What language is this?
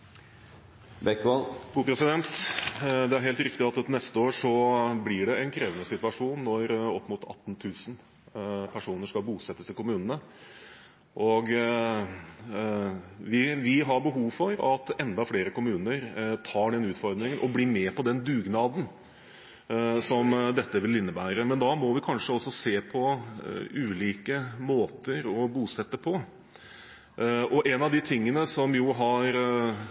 Norwegian Bokmål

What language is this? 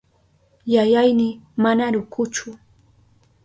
Southern Pastaza Quechua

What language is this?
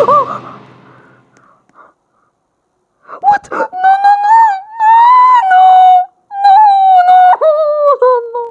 French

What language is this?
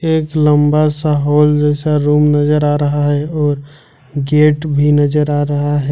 Hindi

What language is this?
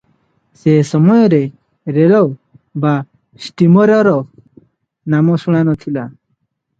Odia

